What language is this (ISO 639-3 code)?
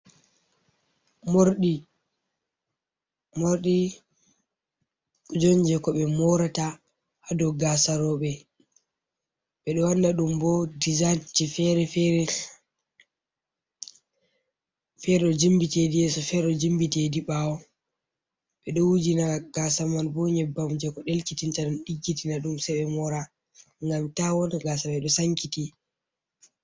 ful